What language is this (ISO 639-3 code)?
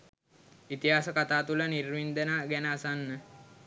sin